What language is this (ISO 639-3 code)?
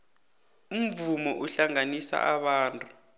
nbl